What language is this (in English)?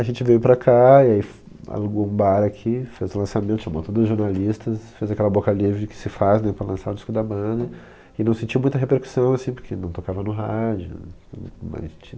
Portuguese